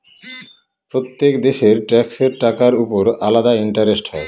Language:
Bangla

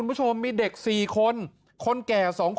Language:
Thai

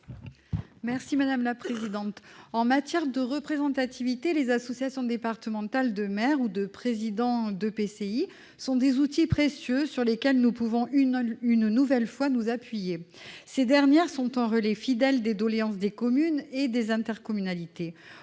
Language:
French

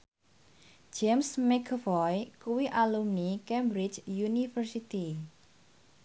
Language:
Javanese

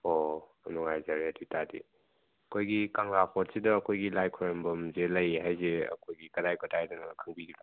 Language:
Manipuri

